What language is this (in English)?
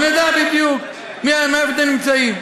Hebrew